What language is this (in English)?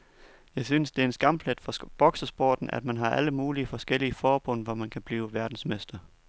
Danish